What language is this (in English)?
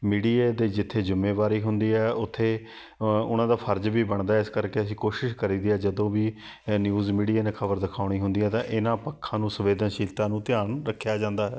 Punjabi